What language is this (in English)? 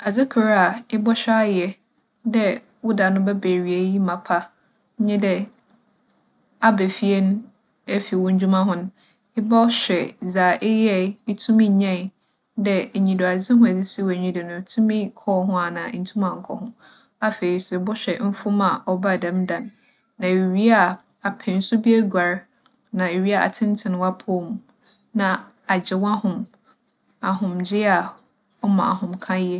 Akan